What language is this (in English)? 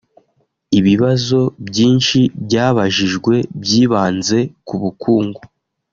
Kinyarwanda